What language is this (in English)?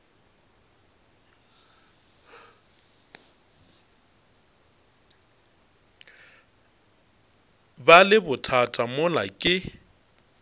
Northern Sotho